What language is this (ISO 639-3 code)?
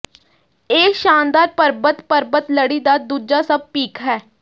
pan